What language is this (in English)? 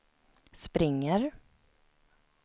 Swedish